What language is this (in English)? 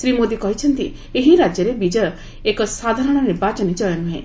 Odia